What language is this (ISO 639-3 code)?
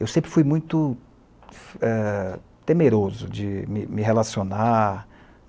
por